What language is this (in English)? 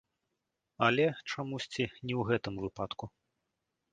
Belarusian